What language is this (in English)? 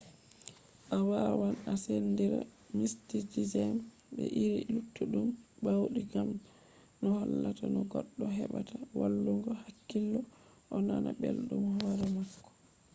Fula